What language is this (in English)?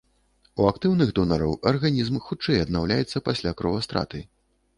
Belarusian